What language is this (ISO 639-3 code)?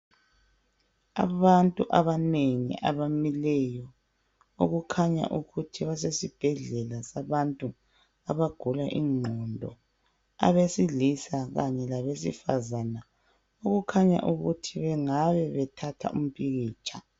nde